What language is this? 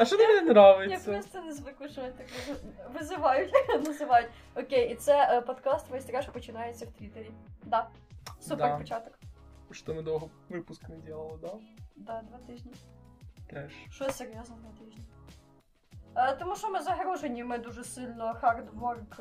Ukrainian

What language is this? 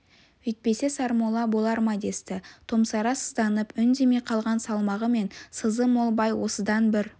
Kazakh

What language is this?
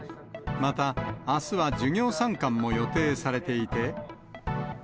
Japanese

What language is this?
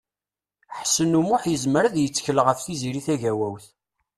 Kabyle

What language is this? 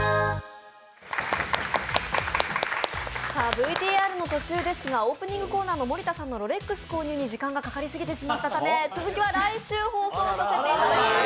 Japanese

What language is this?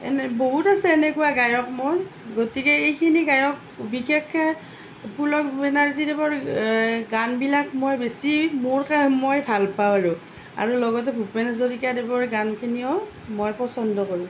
Assamese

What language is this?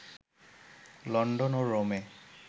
Bangla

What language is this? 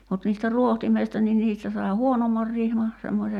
Finnish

